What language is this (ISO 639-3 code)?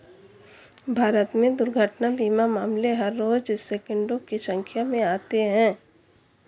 hin